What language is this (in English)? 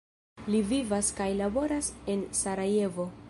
Esperanto